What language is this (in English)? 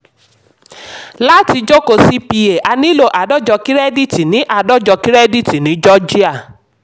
Yoruba